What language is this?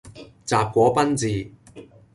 Cantonese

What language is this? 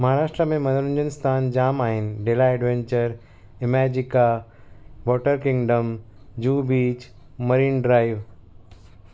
Sindhi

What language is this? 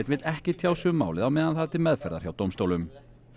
Icelandic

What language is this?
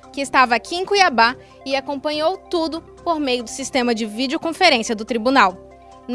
Portuguese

